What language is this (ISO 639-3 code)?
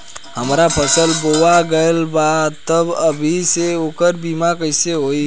bho